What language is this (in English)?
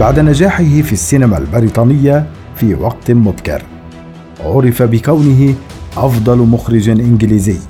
Arabic